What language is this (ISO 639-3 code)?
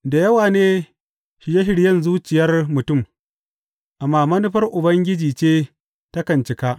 hau